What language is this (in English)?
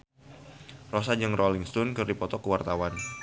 Sundanese